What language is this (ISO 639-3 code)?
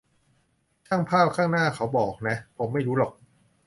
tha